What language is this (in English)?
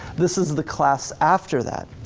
English